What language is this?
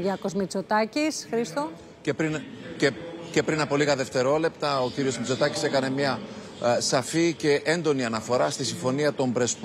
Greek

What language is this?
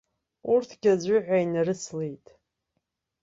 Abkhazian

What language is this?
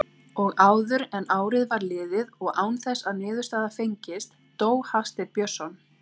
Icelandic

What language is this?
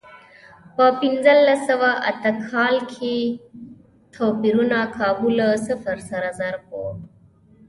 Pashto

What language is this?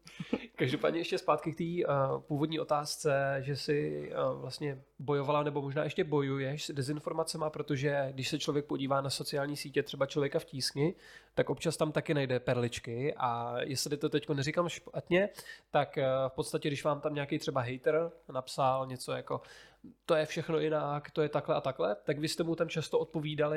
Czech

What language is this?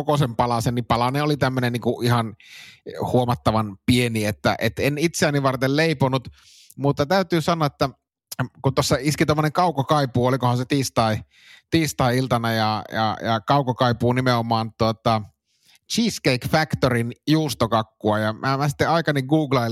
Finnish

